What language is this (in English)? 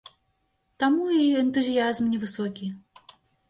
Belarusian